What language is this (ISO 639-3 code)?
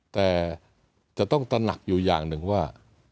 tha